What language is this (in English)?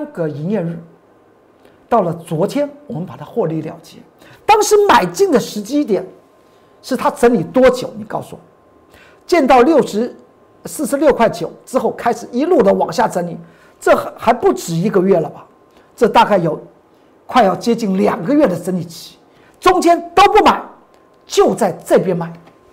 Chinese